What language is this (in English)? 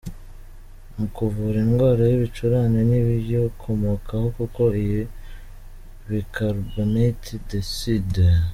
Kinyarwanda